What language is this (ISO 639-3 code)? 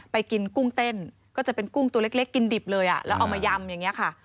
tha